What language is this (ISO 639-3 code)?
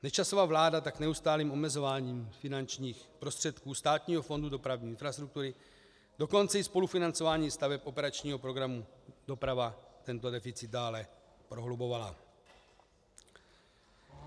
ces